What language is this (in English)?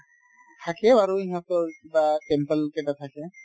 Assamese